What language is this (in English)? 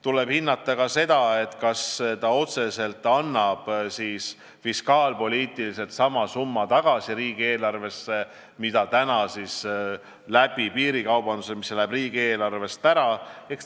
Estonian